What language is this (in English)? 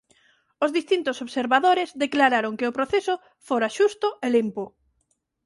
Galician